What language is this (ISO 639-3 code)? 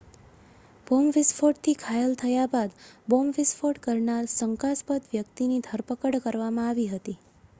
guj